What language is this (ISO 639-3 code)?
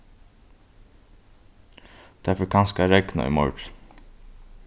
fao